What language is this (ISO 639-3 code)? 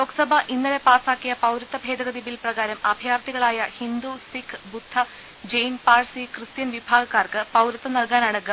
mal